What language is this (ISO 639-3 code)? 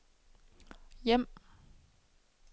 dan